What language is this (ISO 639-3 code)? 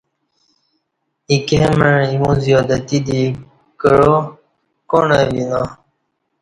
bsh